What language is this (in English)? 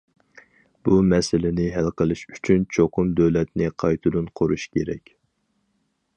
Uyghur